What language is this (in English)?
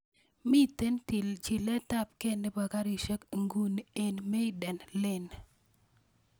Kalenjin